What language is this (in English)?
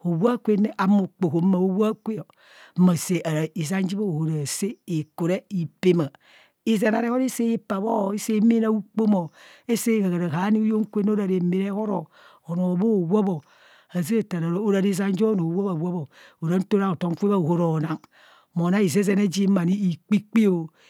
Kohumono